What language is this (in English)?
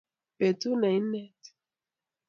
Kalenjin